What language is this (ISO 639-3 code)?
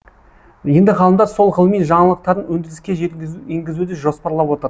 kaz